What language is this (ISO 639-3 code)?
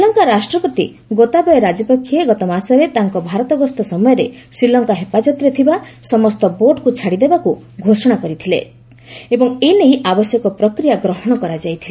ori